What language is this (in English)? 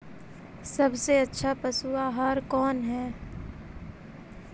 Magahi